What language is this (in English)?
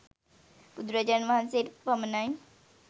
Sinhala